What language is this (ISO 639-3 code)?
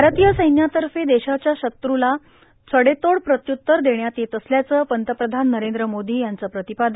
mar